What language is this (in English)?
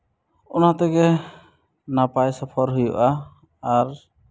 Santali